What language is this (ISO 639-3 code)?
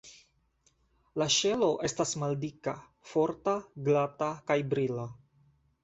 epo